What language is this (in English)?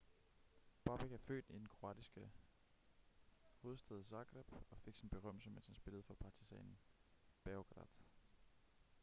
Danish